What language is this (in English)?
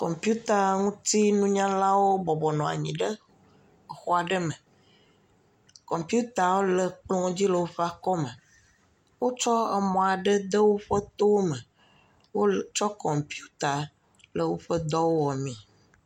Ewe